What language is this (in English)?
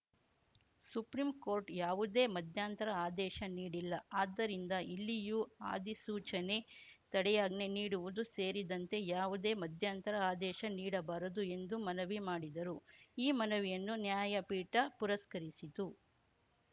Kannada